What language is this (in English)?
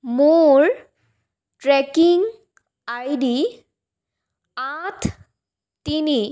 Assamese